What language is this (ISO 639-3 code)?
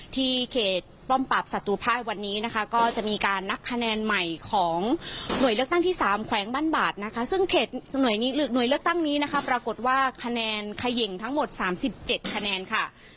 tha